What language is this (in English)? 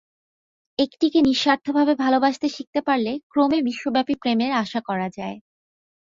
Bangla